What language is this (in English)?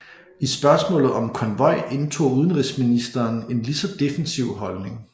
Danish